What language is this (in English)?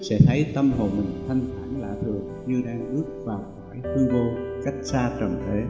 Vietnamese